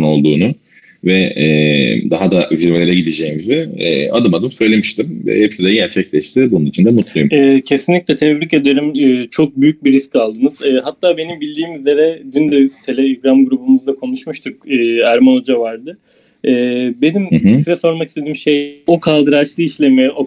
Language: Turkish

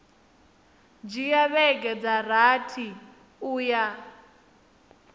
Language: Venda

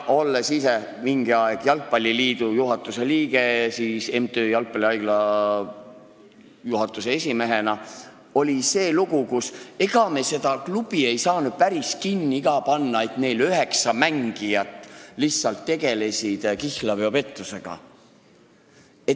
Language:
Estonian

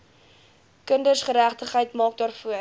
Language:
Afrikaans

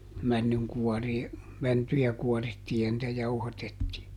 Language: Finnish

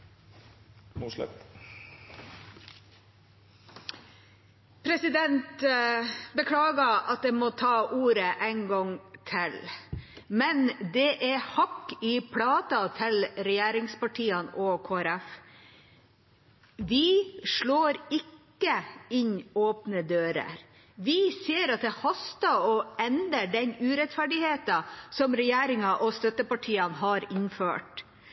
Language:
Norwegian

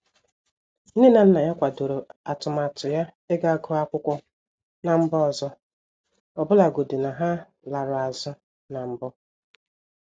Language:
Igbo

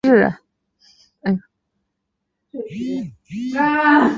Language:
Chinese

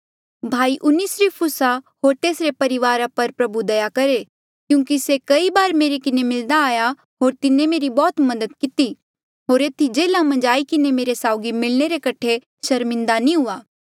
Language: Mandeali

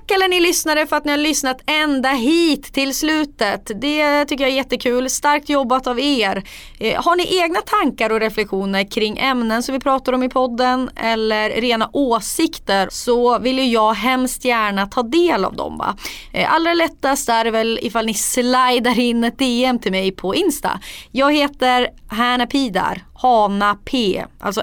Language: Swedish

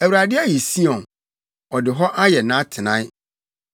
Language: Akan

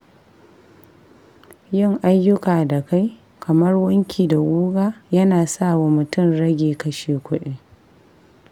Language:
Hausa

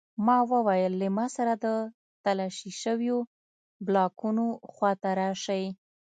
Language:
Pashto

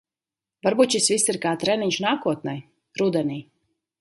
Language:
Latvian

